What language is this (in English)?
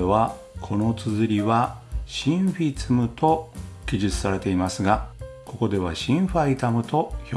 Japanese